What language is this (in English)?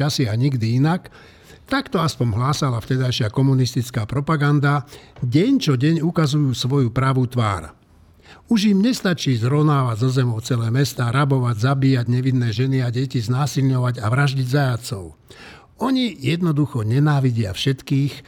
Slovak